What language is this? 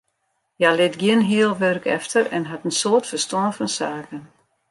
Western Frisian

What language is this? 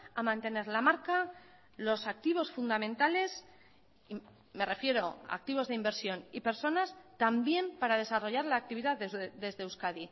Spanish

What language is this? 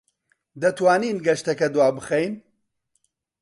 Central Kurdish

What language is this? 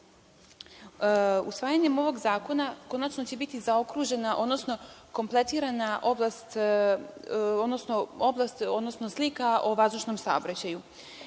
Serbian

